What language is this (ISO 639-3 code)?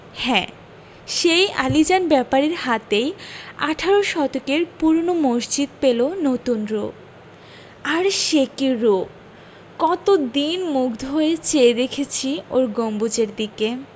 ben